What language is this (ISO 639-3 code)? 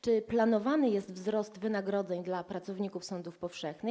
pol